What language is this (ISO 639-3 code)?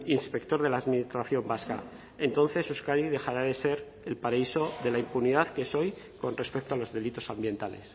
spa